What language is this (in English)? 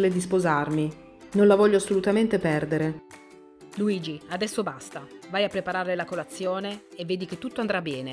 Italian